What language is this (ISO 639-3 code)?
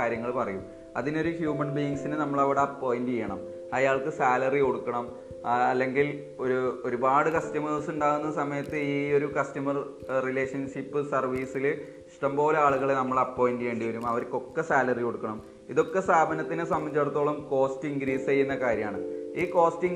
mal